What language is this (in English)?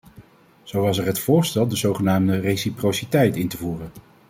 Dutch